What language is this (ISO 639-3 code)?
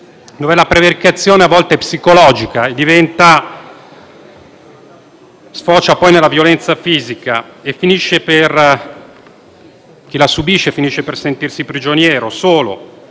ita